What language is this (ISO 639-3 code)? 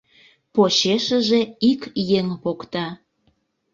chm